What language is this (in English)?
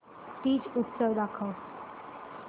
Marathi